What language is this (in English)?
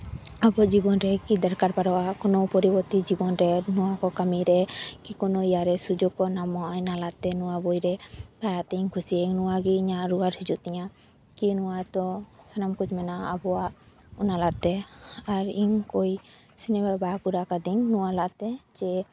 Santali